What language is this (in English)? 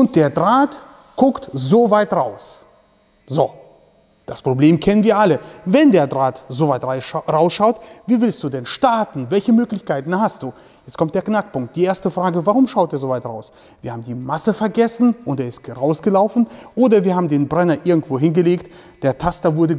German